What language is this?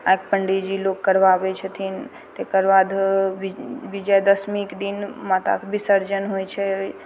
Maithili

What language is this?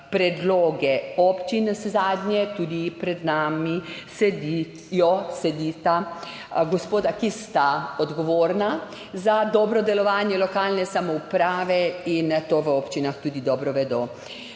Slovenian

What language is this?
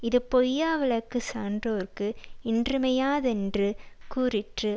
Tamil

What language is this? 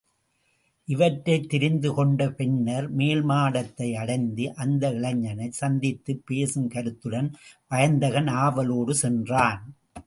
Tamil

